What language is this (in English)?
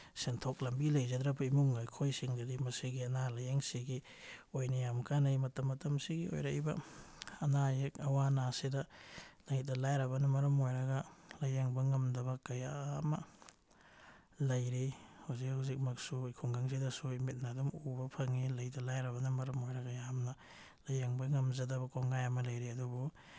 Manipuri